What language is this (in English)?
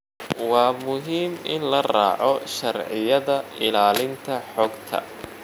Somali